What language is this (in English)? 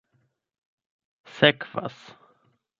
Esperanto